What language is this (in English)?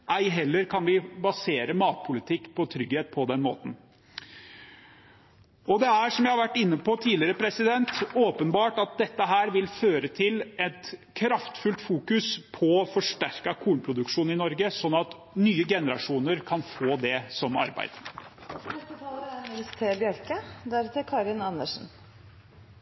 Norwegian